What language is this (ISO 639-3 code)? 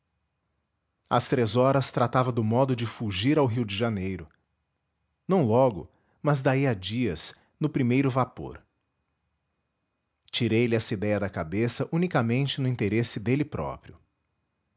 por